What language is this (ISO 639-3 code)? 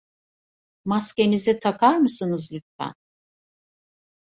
tur